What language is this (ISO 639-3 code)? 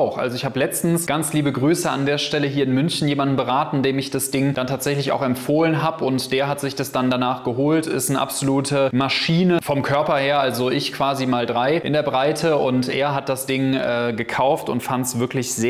deu